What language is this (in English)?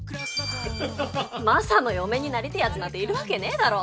Japanese